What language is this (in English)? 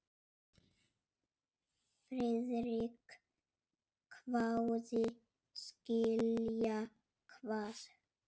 Icelandic